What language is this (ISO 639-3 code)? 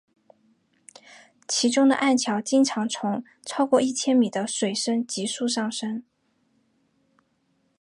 zho